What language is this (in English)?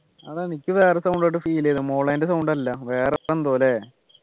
Malayalam